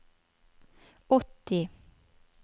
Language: Norwegian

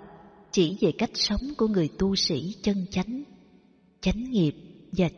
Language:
Vietnamese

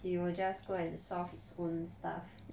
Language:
English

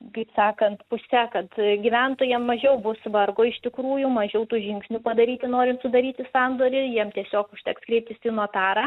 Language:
Lithuanian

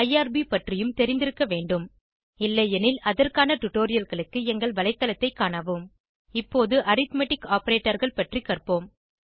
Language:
Tamil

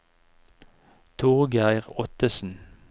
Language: Norwegian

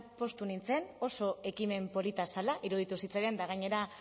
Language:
Basque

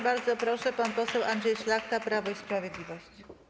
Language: Polish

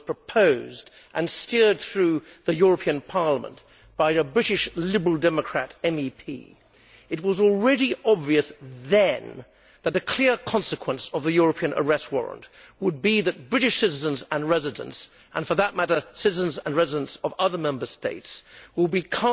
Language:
English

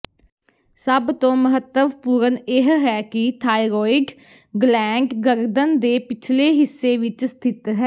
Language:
Punjabi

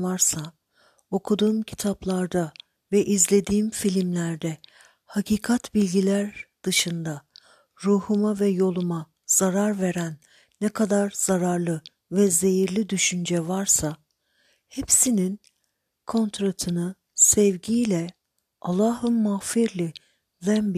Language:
Turkish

